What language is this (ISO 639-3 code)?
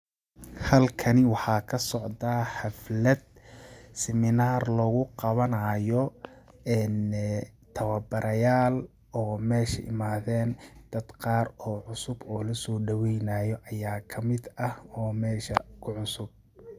som